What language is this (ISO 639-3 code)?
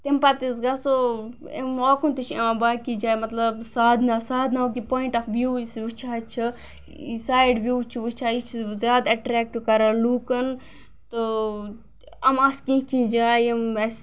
kas